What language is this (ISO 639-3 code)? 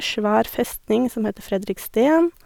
nor